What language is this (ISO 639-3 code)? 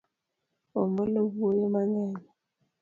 luo